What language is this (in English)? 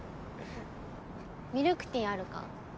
Japanese